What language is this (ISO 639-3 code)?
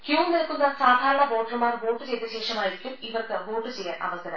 mal